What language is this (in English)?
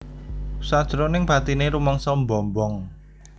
Javanese